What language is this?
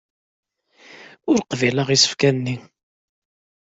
Kabyle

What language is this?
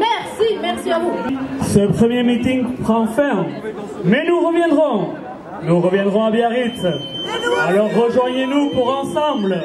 French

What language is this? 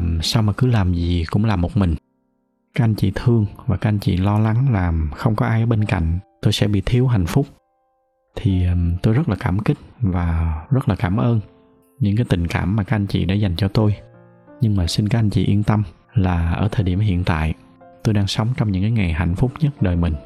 Vietnamese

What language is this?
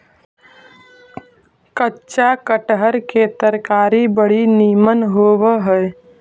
Magahi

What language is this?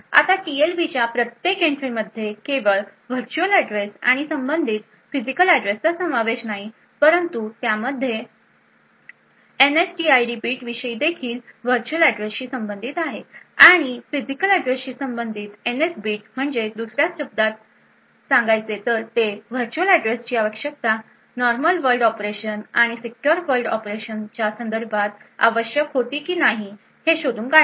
Marathi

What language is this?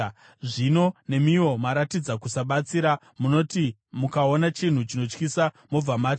Shona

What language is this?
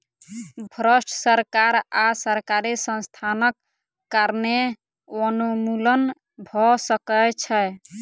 Maithili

